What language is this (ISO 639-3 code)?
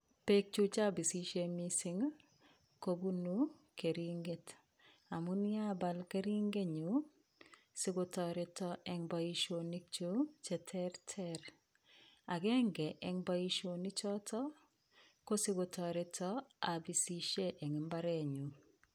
kln